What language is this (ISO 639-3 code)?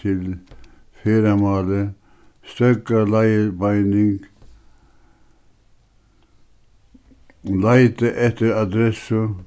fao